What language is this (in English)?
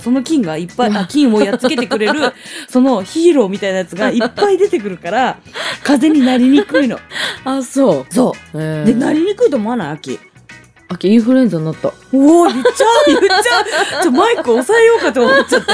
Japanese